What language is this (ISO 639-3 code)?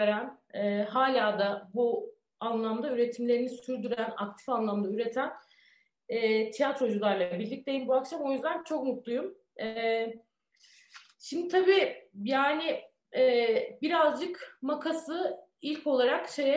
tur